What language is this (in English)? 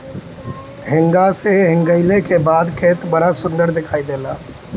Bhojpuri